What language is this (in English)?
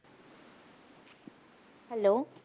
Punjabi